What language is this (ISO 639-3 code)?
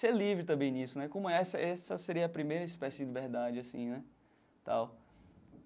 por